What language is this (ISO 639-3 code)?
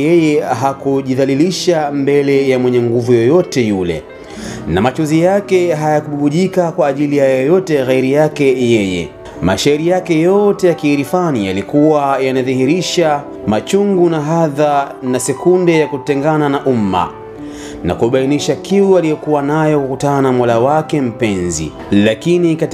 swa